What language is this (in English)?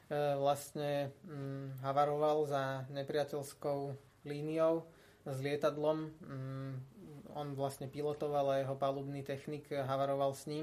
Slovak